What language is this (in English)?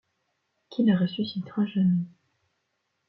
French